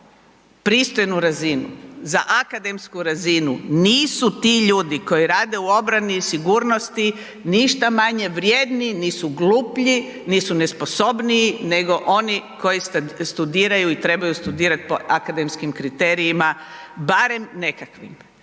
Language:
Croatian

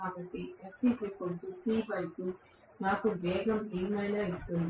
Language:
Telugu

